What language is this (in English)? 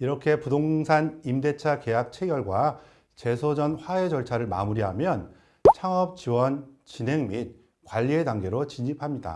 Korean